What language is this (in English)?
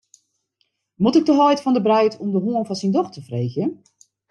Western Frisian